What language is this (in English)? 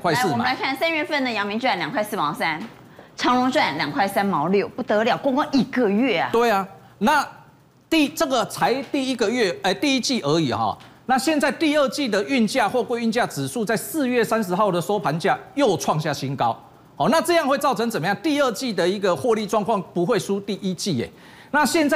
Chinese